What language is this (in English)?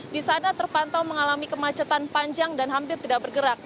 Indonesian